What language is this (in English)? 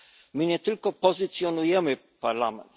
Polish